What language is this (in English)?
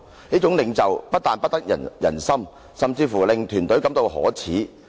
Cantonese